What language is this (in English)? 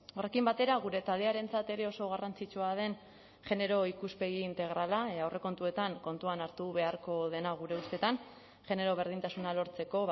Basque